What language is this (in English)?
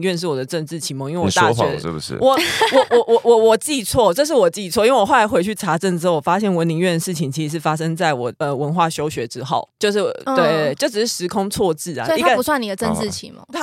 Chinese